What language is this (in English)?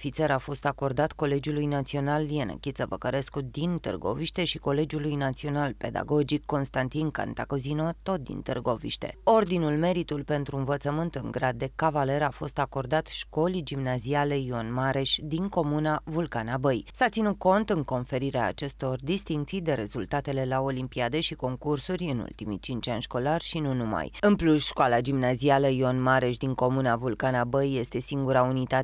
Romanian